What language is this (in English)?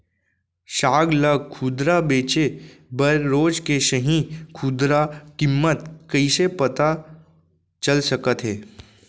Chhattisgarhi